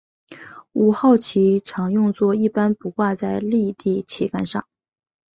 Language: Chinese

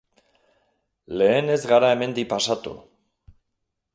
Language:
Basque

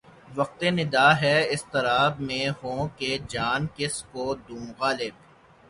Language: Urdu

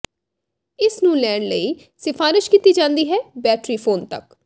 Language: Punjabi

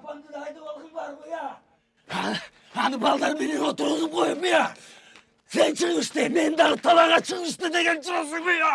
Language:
Turkish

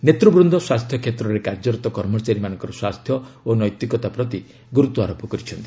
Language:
Odia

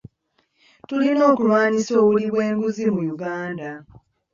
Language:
Ganda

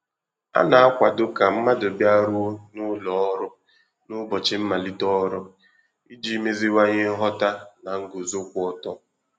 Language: Igbo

